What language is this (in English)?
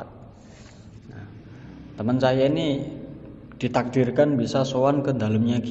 Indonesian